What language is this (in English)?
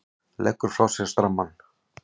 Icelandic